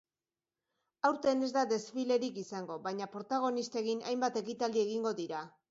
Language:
Basque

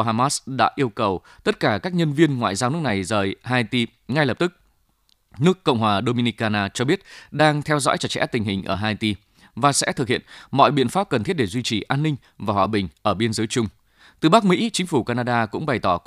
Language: Vietnamese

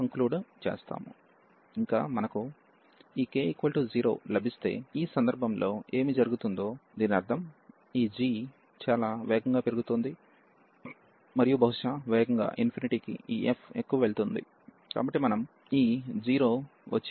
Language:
Telugu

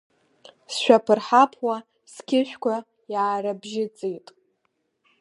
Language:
Abkhazian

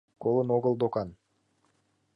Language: Mari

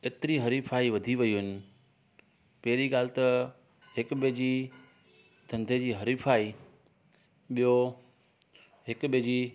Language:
Sindhi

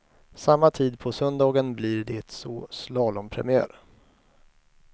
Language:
Swedish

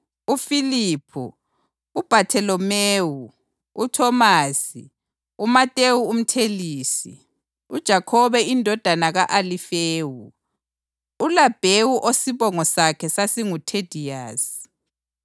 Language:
North Ndebele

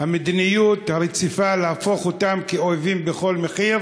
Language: Hebrew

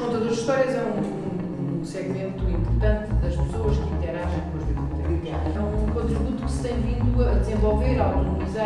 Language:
Portuguese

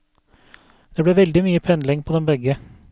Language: Norwegian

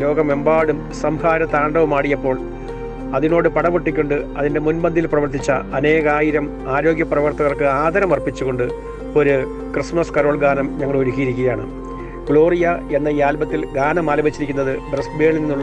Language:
Malayalam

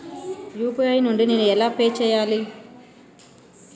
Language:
Telugu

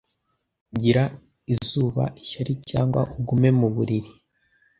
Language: Kinyarwanda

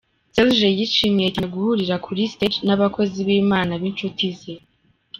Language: Kinyarwanda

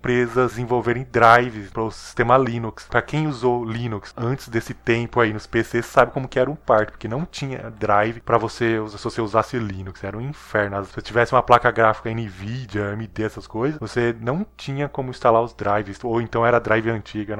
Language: Portuguese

